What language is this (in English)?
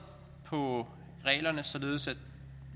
Danish